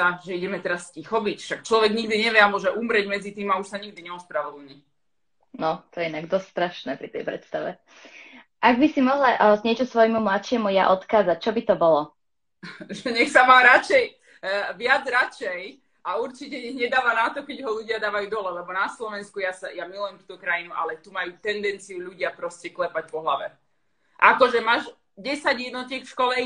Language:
Slovak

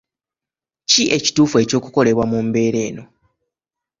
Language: Ganda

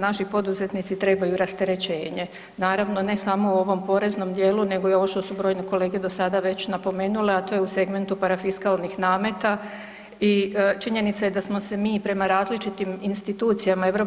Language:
Croatian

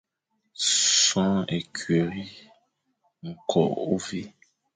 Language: Fang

